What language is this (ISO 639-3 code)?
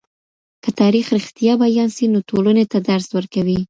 pus